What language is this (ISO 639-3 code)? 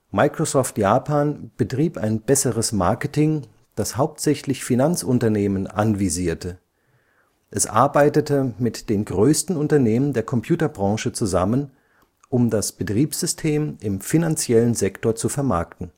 deu